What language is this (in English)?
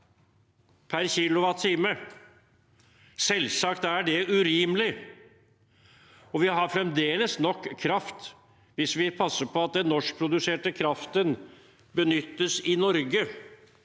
Norwegian